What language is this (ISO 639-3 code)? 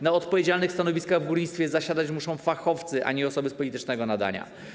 pol